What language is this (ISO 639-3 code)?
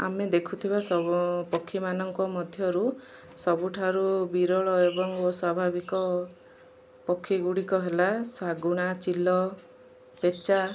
ori